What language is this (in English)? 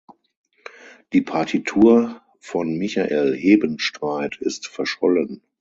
German